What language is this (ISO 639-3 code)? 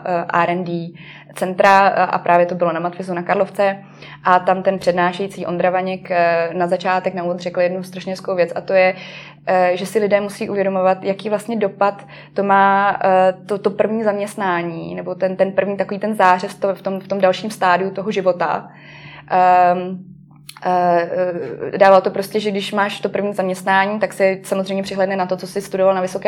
ces